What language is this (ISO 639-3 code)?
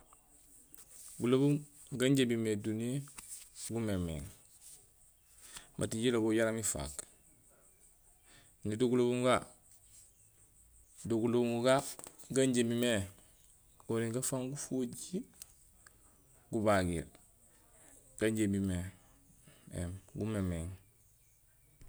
gsl